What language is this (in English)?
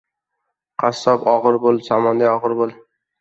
Uzbek